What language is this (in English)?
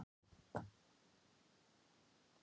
Icelandic